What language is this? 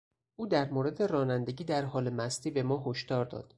Persian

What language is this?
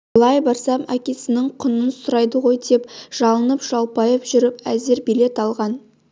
Kazakh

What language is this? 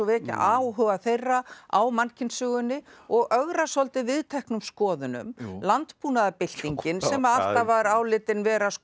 Icelandic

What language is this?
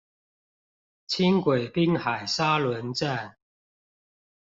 Chinese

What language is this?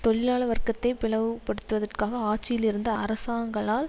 Tamil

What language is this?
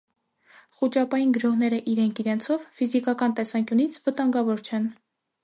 Armenian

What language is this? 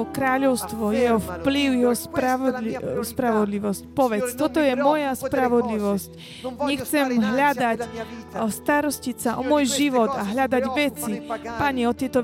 Slovak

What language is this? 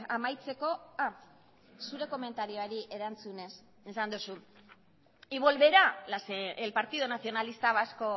Basque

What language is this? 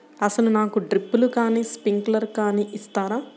Telugu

